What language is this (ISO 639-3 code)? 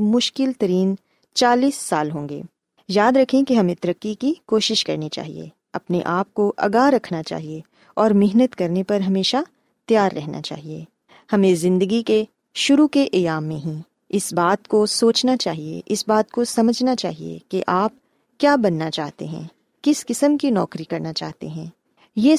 urd